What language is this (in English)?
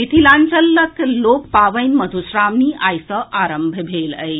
Maithili